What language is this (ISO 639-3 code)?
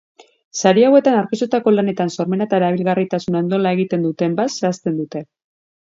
eus